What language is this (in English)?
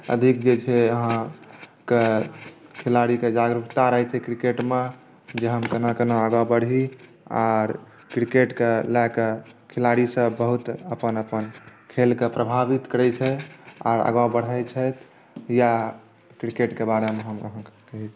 Maithili